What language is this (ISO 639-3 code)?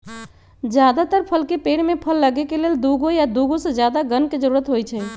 mag